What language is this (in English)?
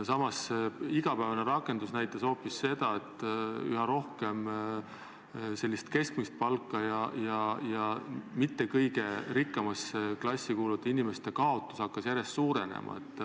Estonian